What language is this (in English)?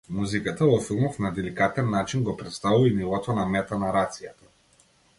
Macedonian